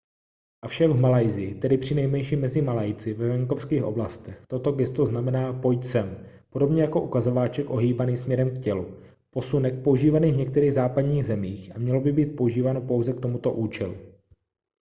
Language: Czech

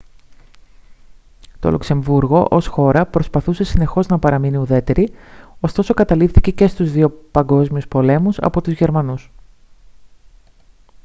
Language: Greek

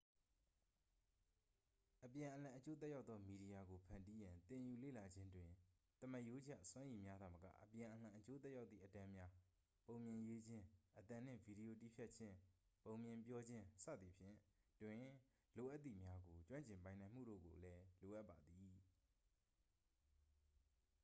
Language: Burmese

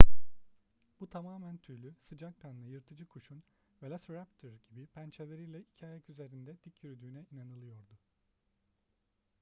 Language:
Turkish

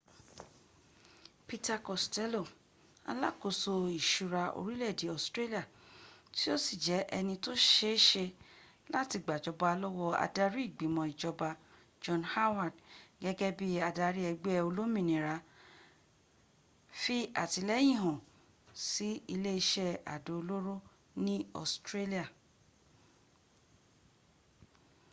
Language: Yoruba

